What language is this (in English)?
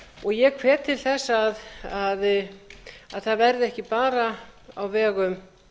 Icelandic